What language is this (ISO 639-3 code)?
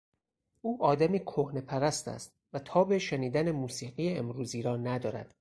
fas